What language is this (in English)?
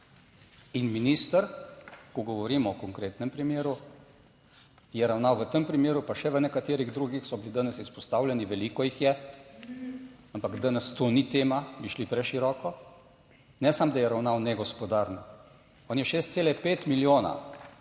Slovenian